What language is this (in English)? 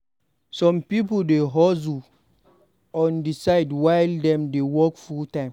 Nigerian Pidgin